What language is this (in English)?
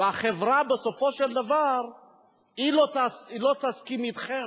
Hebrew